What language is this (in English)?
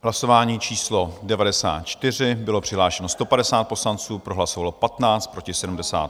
Czech